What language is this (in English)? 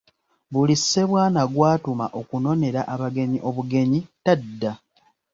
Ganda